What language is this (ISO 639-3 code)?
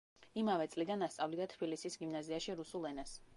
kat